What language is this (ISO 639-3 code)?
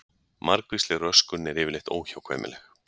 isl